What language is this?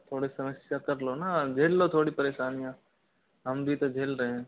Hindi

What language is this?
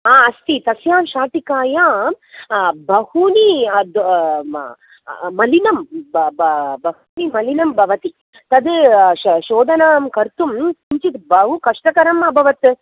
Sanskrit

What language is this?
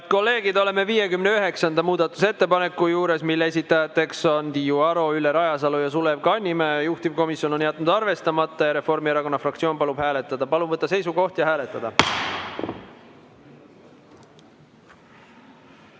Estonian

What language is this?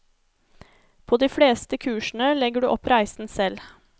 Norwegian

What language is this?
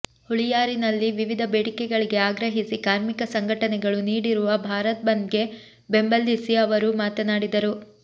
Kannada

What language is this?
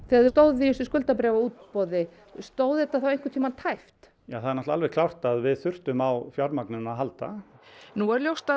Icelandic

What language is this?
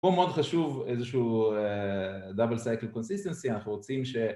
Hebrew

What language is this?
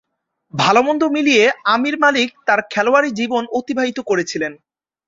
Bangla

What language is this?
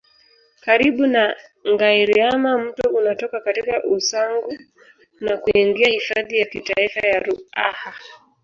Swahili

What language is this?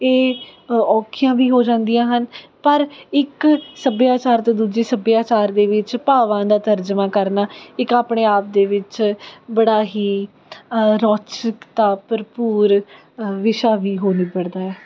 Punjabi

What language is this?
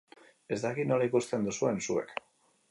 Basque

